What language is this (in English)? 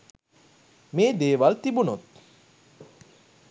Sinhala